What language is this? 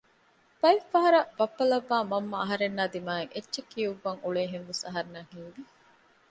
Divehi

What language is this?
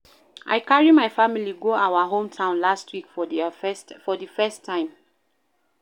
Nigerian Pidgin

